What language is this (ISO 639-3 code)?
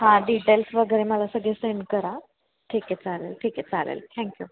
mar